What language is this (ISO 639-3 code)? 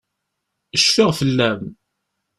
kab